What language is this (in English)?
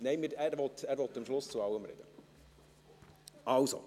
Swiss German